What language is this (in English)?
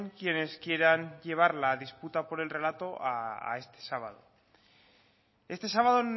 Spanish